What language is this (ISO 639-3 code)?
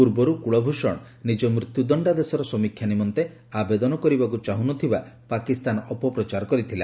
ori